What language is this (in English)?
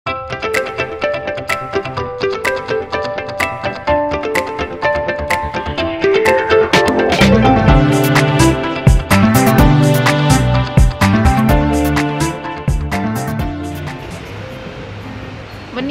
Thai